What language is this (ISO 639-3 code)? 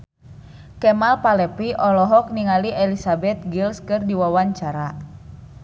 sun